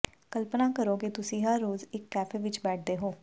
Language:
Punjabi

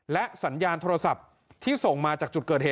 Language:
Thai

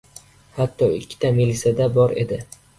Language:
Uzbek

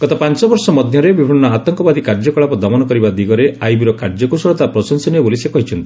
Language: Odia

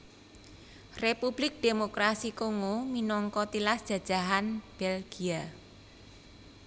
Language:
Javanese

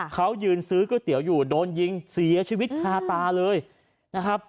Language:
Thai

